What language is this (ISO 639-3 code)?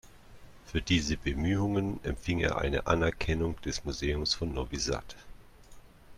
deu